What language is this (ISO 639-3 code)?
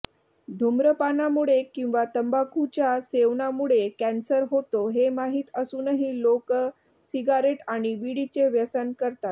mar